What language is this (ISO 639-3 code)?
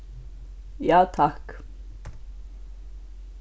fao